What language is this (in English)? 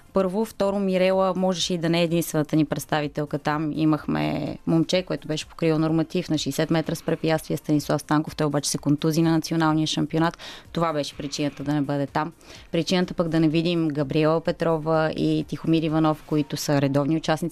Bulgarian